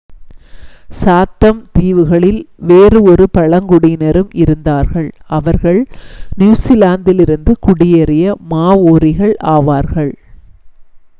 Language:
Tamil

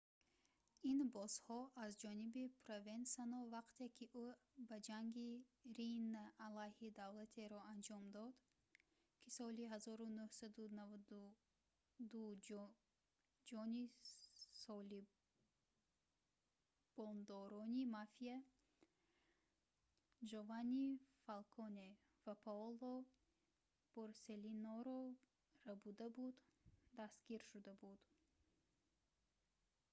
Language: Tajik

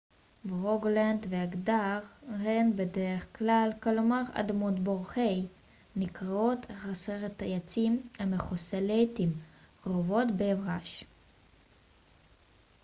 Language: Hebrew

